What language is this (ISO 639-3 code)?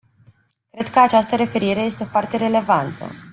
ron